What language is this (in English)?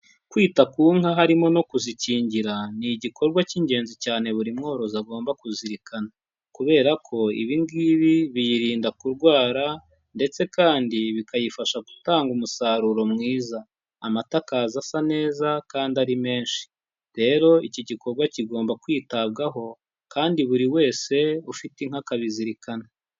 Kinyarwanda